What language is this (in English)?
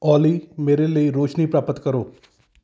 Punjabi